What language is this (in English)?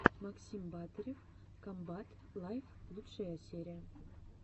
Russian